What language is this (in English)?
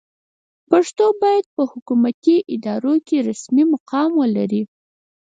Pashto